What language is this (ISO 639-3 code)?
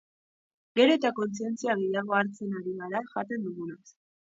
eus